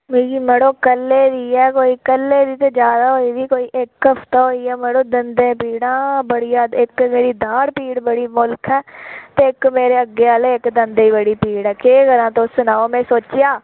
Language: Dogri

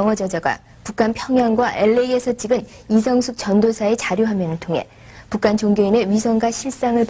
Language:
Korean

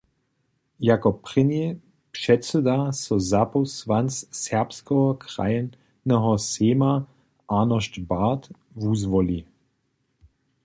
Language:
Upper Sorbian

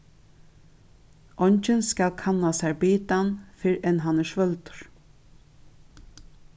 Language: Faroese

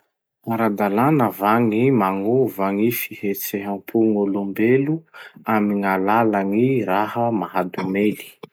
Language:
Masikoro Malagasy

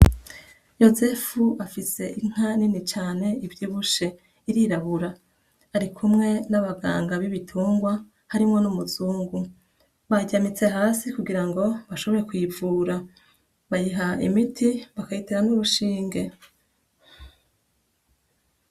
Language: Rundi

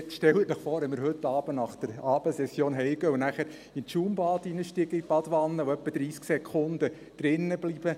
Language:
Swiss German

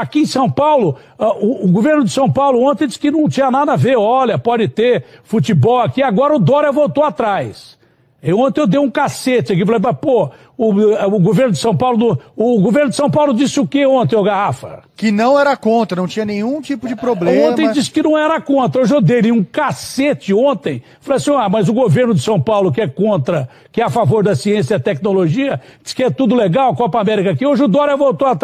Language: Portuguese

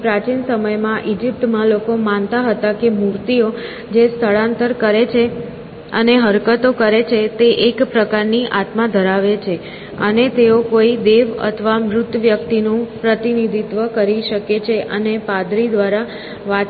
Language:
Gujarati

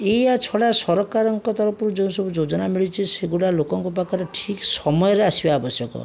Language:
Odia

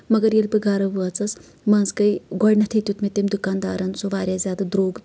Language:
Kashmiri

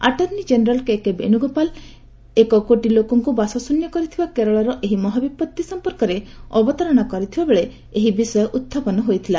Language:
Odia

